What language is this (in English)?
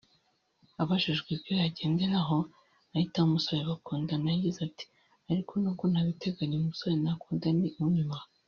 Kinyarwanda